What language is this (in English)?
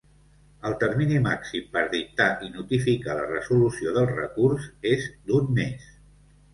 Catalan